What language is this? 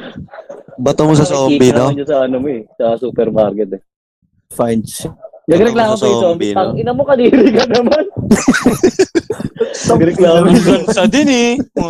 Filipino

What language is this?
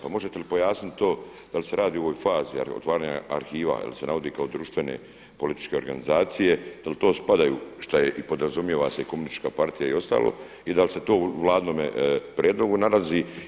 Croatian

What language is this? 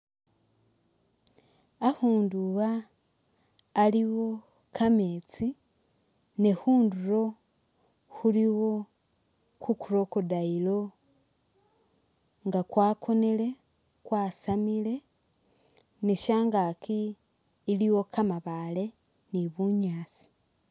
Masaaba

